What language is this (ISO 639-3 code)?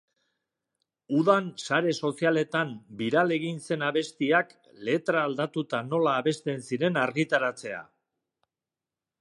eus